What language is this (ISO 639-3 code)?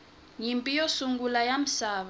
tso